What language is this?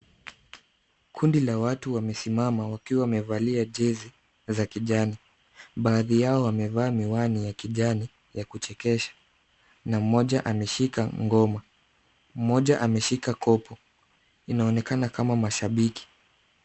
Swahili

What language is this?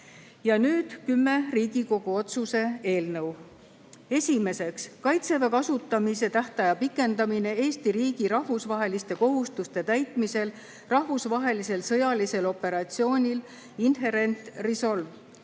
Estonian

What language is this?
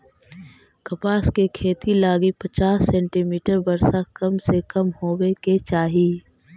Magahi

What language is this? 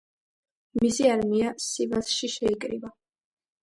Georgian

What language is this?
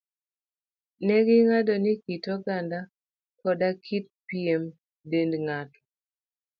Luo (Kenya and Tanzania)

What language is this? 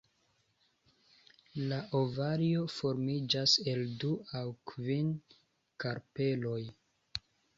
Esperanto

